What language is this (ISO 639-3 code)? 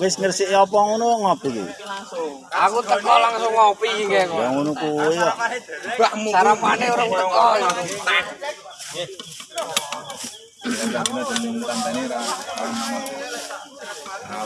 ind